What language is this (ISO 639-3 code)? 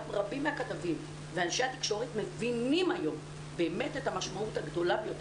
heb